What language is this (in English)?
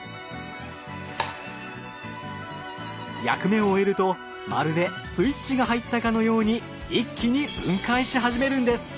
Japanese